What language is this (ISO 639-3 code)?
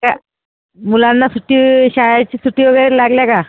mar